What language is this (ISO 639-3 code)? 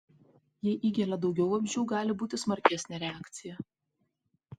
lit